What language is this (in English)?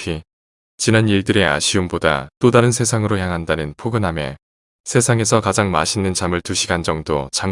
Korean